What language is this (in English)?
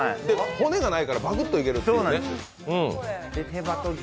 Japanese